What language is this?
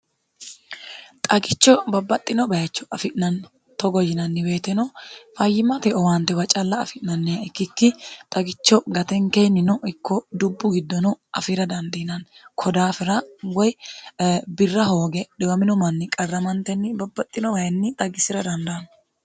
Sidamo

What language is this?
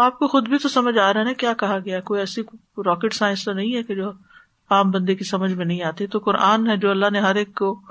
Urdu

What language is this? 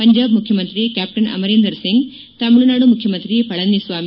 Kannada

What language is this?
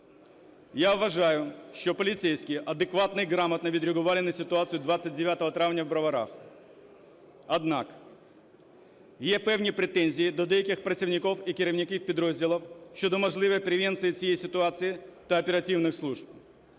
Ukrainian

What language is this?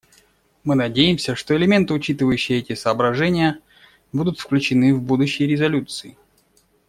Russian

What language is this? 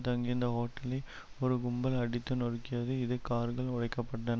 Tamil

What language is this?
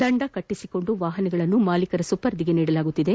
Kannada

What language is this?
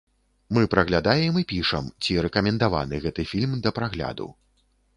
Belarusian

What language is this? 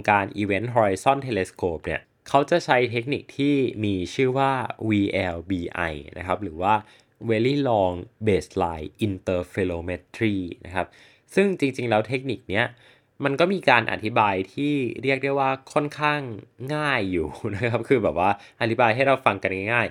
Thai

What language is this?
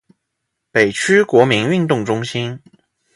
Chinese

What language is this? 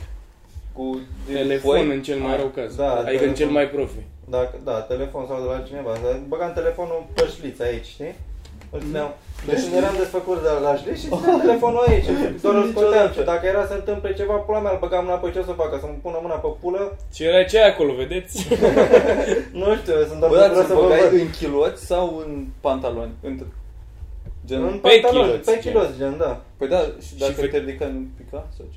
Romanian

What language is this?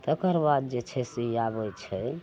Maithili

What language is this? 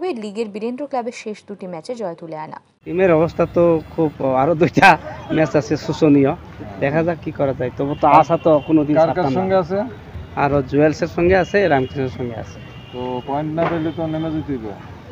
Arabic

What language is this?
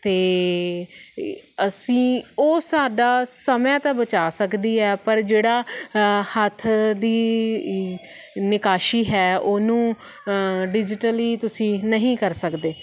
Punjabi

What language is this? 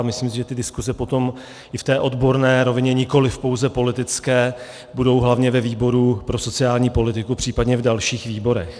Czech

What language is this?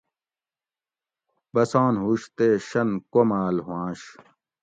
Gawri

